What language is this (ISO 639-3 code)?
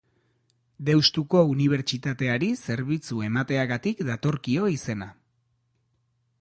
eus